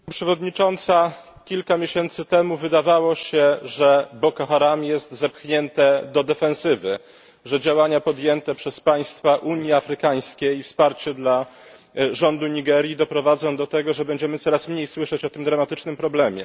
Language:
Polish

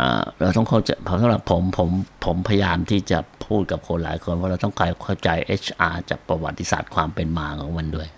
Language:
Thai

